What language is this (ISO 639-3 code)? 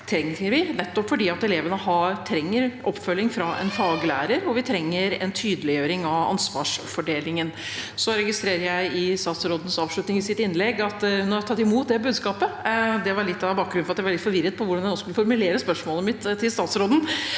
nor